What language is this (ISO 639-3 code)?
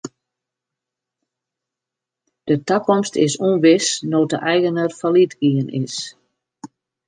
fry